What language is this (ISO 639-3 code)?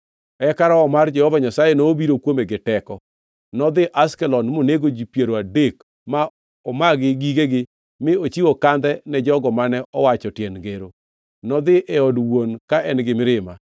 luo